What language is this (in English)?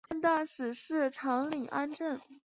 Chinese